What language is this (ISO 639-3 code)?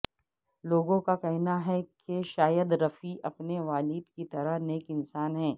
urd